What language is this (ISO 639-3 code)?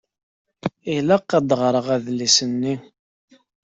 kab